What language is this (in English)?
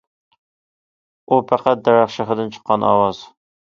Uyghur